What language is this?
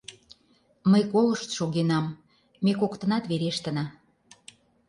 Mari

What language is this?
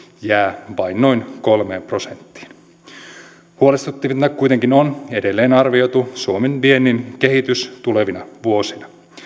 Finnish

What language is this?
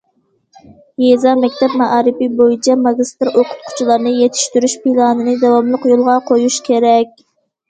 Uyghur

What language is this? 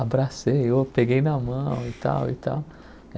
Portuguese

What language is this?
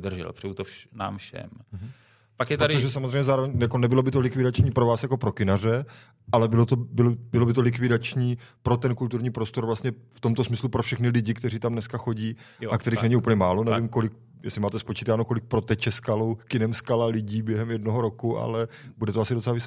Czech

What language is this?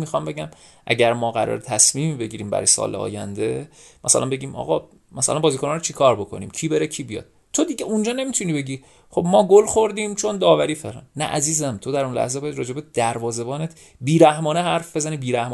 Persian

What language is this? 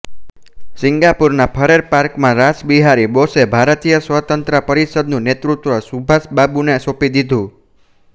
Gujarati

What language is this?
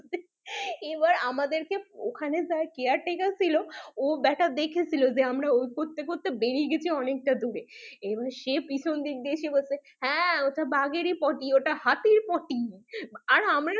Bangla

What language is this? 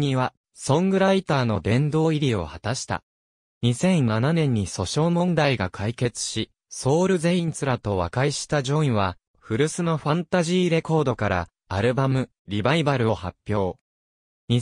Japanese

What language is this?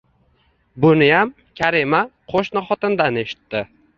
Uzbek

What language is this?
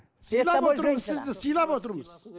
Kazakh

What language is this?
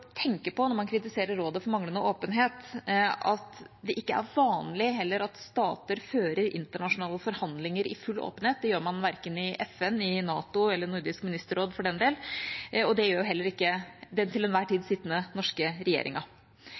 Norwegian Bokmål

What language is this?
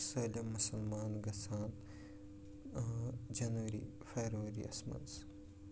Kashmiri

